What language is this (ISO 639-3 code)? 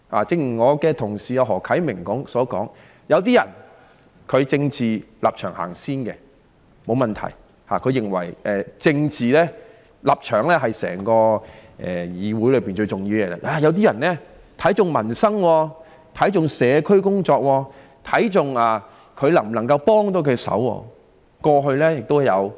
yue